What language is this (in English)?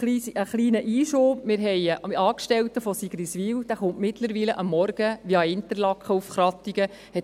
Swiss German